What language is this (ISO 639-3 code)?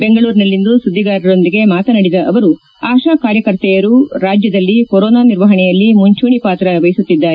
kan